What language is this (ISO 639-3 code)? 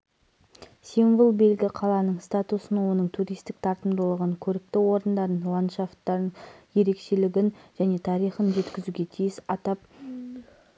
kaz